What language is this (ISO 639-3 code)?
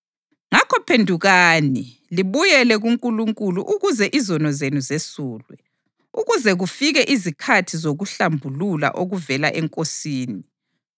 nde